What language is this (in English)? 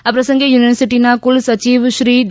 Gujarati